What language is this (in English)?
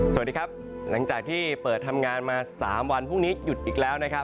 Thai